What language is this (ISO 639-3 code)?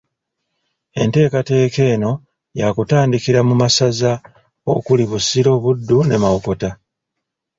lug